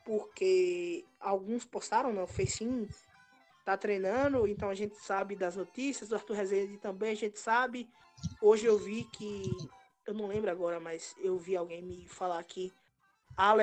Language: Portuguese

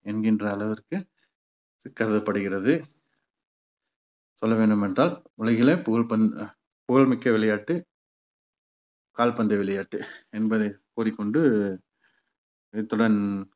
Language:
Tamil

